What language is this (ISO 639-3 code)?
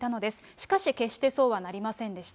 jpn